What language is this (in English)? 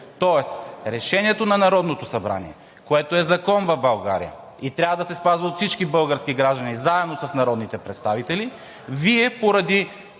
Bulgarian